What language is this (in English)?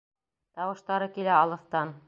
Bashkir